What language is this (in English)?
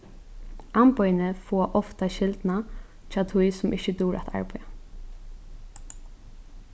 Faroese